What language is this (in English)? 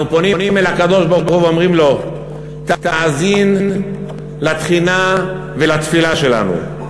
Hebrew